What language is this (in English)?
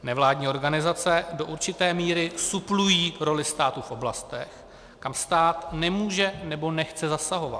Czech